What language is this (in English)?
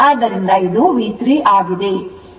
Kannada